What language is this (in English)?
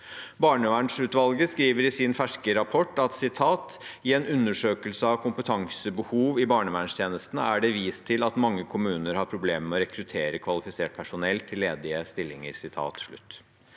Norwegian